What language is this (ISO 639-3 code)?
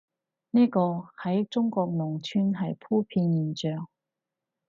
yue